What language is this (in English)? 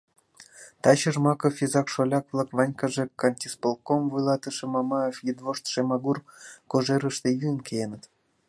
Mari